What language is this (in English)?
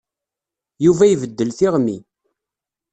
Kabyle